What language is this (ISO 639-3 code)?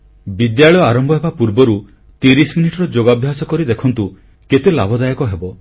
ori